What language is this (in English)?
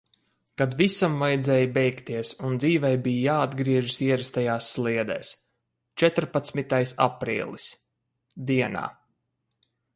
Latvian